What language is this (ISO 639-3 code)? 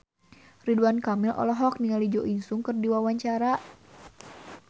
sun